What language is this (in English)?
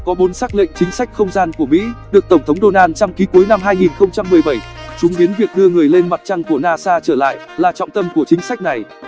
Vietnamese